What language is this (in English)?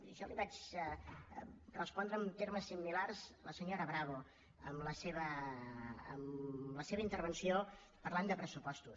Catalan